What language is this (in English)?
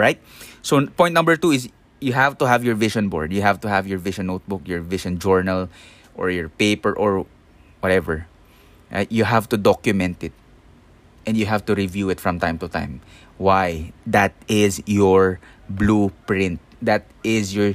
Filipino